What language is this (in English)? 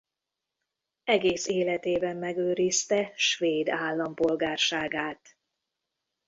Hungarian